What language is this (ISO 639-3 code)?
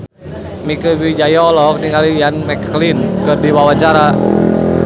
sun